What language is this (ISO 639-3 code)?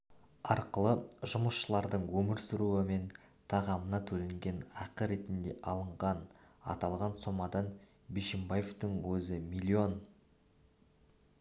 kaz